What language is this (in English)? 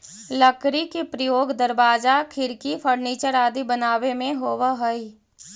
Magahi